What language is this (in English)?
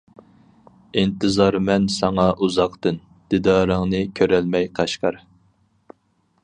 Uyghur